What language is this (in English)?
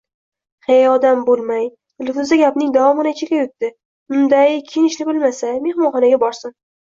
Uzbek